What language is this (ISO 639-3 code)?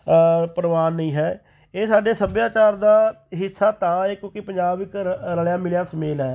pan